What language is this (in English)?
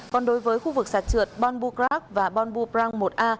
Vietnamese